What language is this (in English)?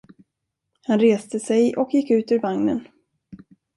Swedish